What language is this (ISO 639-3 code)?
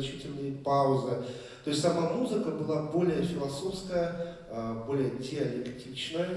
rus